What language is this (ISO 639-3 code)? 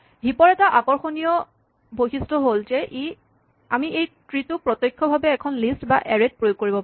asm